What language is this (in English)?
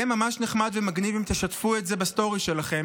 Hebrew